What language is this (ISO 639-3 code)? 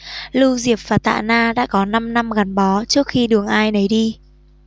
vie